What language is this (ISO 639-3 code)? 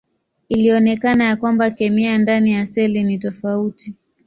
swa